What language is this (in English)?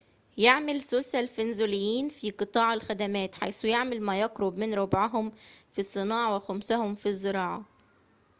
Arabic